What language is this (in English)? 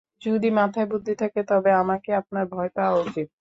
Bangla